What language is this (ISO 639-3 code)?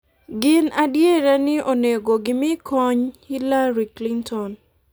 luo